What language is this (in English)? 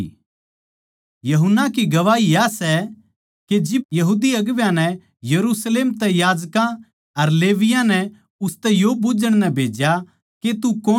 Haryanvi